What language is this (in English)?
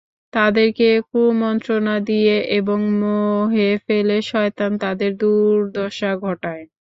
Bangla